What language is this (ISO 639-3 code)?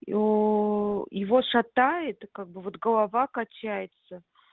rus